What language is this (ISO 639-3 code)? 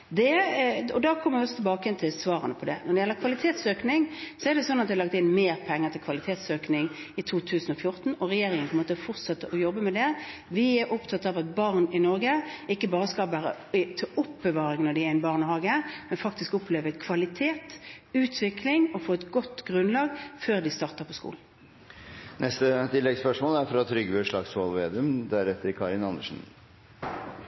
nor